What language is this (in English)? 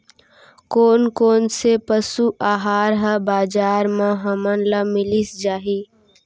Chhattisgarhi